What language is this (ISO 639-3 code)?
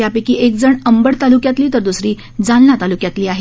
mar